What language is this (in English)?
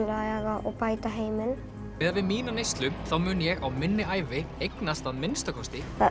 Icelandic